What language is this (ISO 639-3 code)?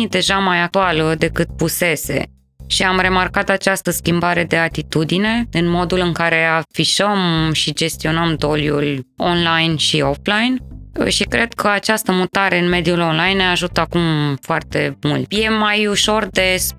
ron